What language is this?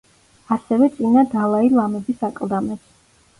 Georgian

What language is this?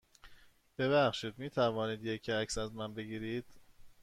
Persian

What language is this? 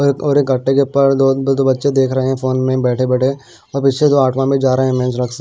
Hindi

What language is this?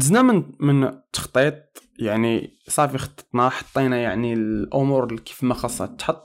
Arabic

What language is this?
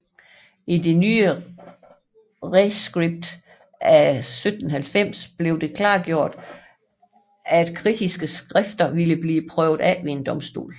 Danish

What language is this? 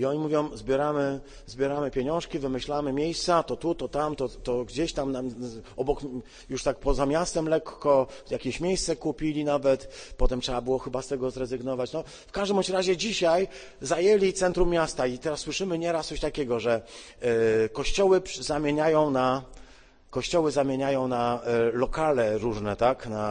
Polish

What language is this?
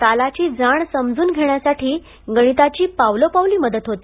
Marathi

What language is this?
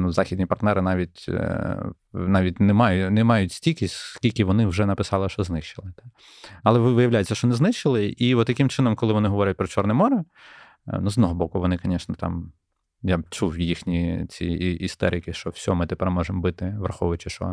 Ukrainian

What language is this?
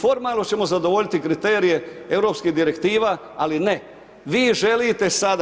Croatian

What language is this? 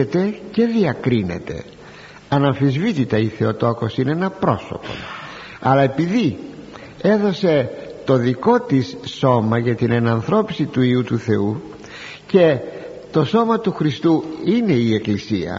Greek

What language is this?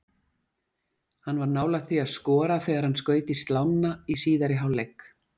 Icelandic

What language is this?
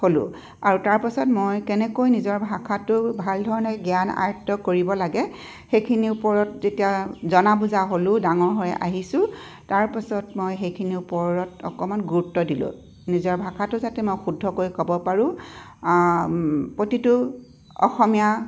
Assamese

